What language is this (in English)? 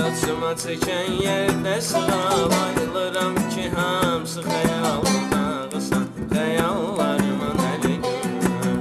Azerbaijani